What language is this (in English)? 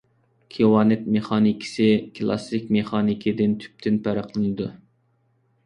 Uyghur